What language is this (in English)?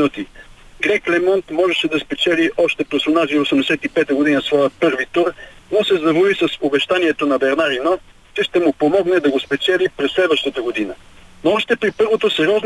Bulgarian